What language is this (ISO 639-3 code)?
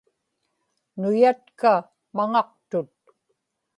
ipk